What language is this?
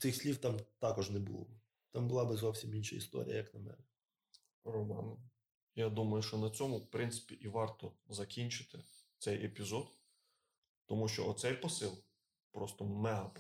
Ukrainian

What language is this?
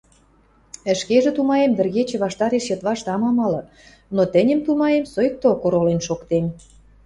Western Mari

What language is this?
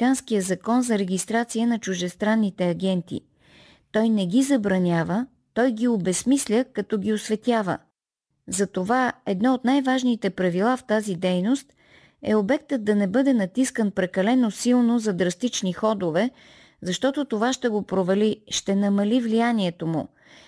Bulgarian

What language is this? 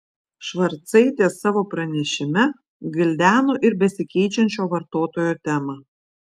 Lithuanian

